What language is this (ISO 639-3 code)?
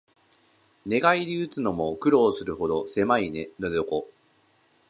jpn